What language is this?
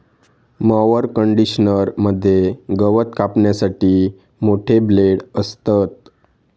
Marathi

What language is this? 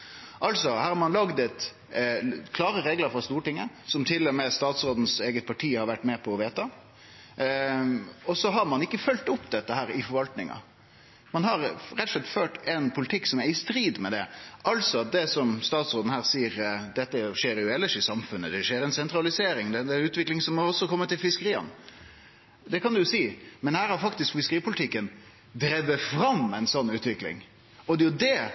Norwegian Nynorsk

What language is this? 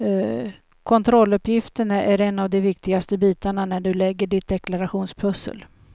Swedish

